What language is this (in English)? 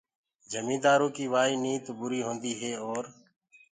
Gurgula